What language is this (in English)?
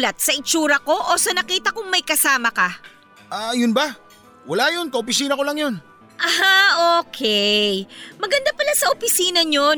Filipino